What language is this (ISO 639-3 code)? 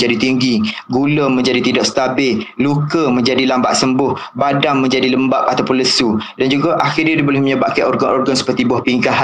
msa